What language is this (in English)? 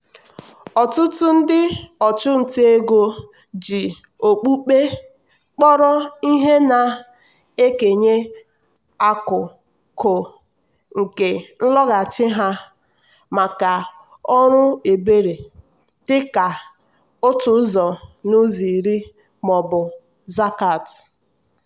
Igbo